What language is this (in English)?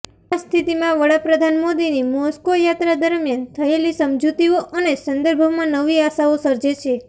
Gujarati